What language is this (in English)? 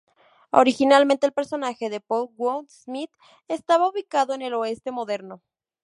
Spanish